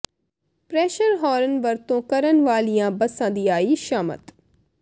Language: Punjabi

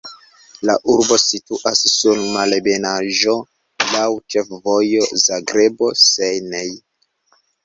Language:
Esperanto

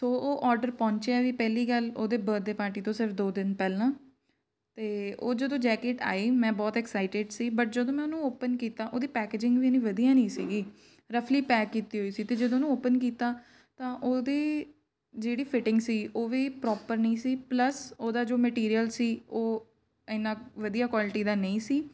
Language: Punjabi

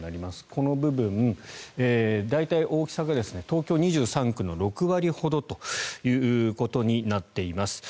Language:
Japanese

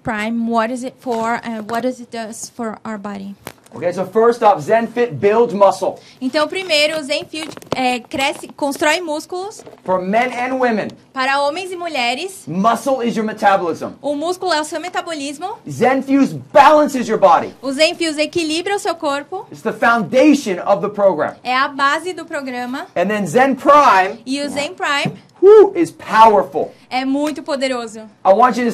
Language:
Portuguese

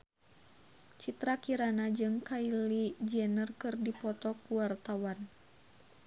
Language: Sundanese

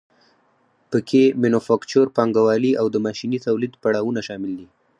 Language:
Pashto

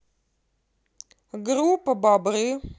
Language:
Russian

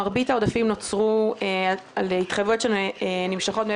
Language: Hebrew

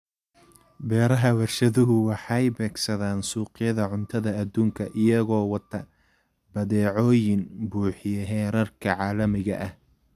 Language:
Somali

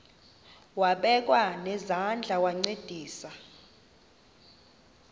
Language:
Xhosa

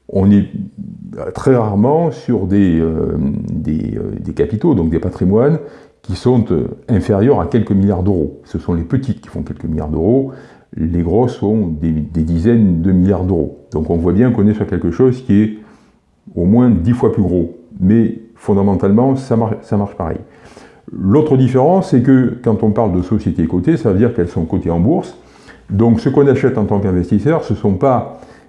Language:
French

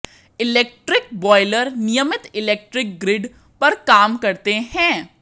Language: Hindi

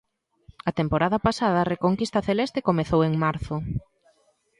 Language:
Galician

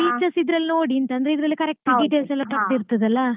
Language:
Kannada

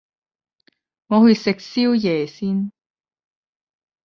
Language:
Cantonese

